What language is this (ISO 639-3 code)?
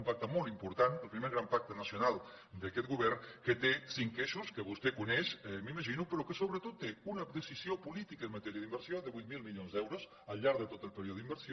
cat